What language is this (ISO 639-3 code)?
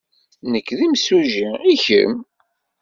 kab